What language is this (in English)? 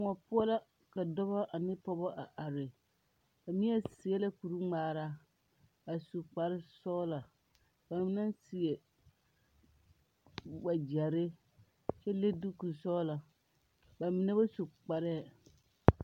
Southern Dagaare